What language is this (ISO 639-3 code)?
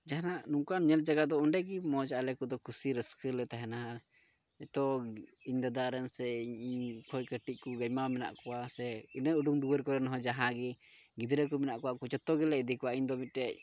sat